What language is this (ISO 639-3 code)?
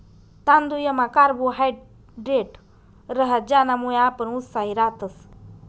mar